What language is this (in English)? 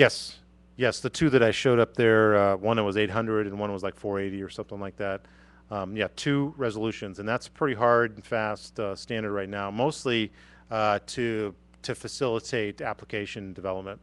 English